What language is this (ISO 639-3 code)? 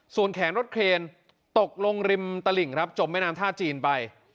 tha